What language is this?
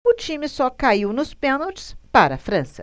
Portuguese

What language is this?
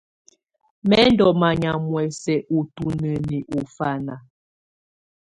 Tunen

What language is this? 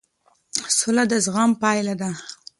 Pashto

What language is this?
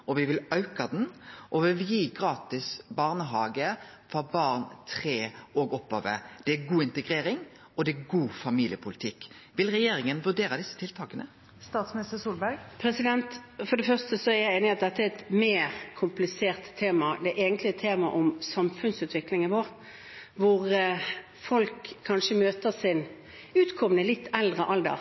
Norwegian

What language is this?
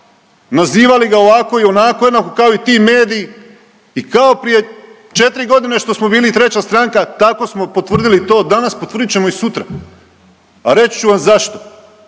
Croatian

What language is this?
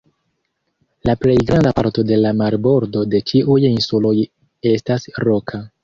Esperanto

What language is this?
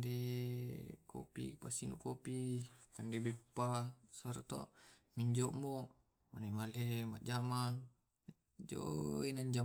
Tae'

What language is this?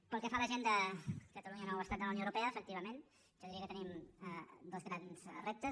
Catalan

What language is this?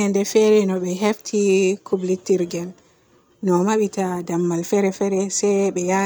Borgu Fulfulde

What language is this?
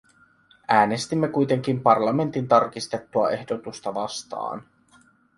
Finnish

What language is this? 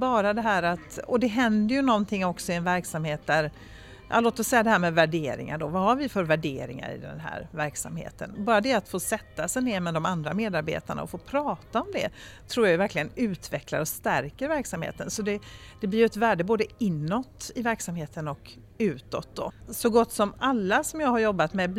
Swedish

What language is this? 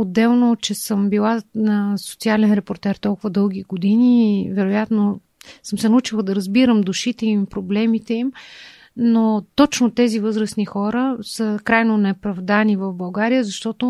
Bulgarian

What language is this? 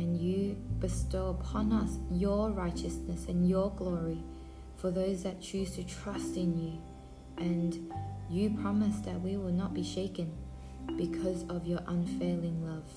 English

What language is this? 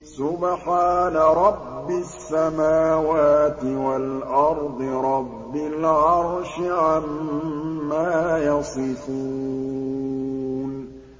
Arabic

